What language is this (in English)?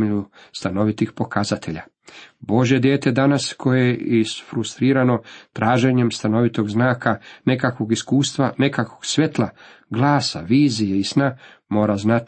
Croatian